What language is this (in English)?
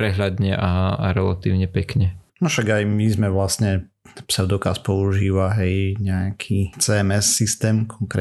Slovak